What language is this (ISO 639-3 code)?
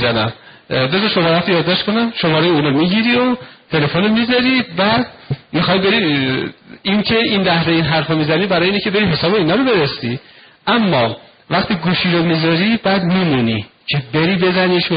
fas